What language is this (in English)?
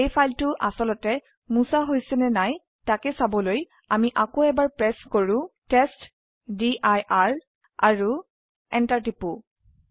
Assamese